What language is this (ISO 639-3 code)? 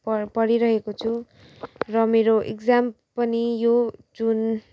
nep